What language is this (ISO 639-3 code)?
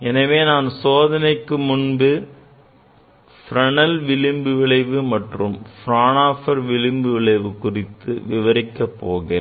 tam